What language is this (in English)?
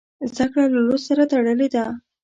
Pashto